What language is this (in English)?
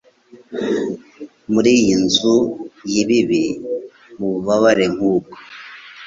Kinyarwanda